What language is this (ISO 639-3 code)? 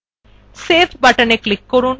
ben